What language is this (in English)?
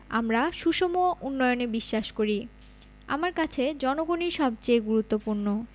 Bangla